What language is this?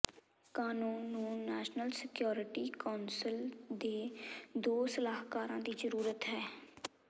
Punjabi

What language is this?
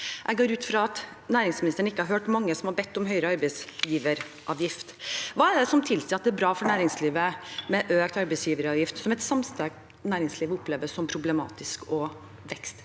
Norwegian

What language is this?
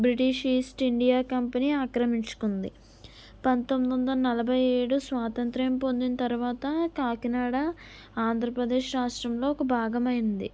Telugu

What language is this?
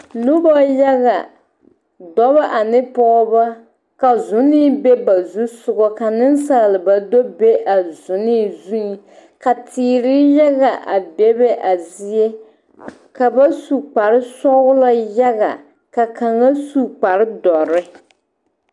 Southern Dagaare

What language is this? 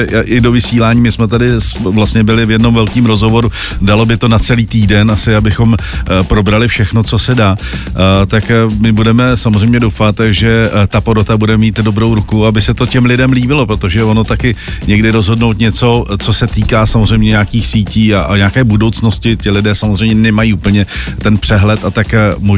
Czech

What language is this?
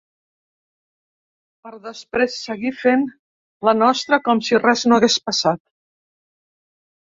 Catalan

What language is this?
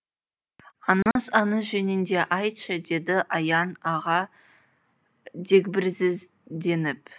Kazakh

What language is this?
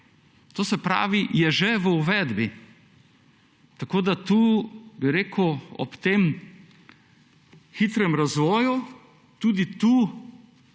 Slovenian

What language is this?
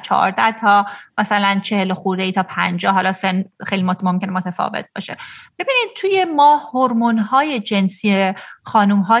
Persian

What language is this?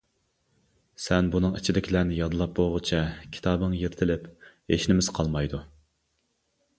Uyghur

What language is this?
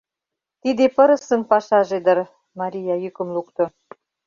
Mari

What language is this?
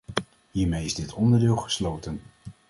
Dutch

